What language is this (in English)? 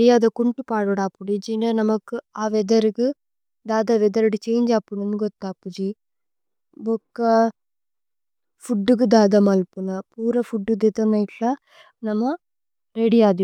Tulu